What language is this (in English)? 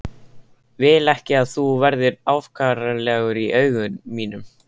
Icelandic